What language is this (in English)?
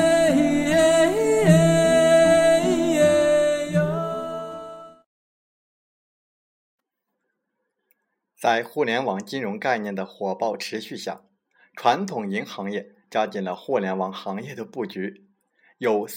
Chinese